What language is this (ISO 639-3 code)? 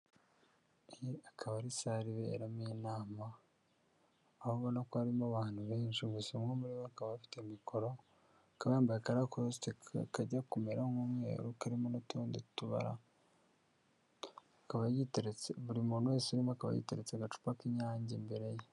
kin